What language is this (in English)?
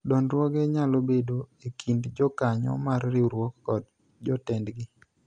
Luo (Kenya and Tanzania)